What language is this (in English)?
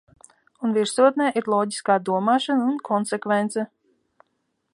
Latvian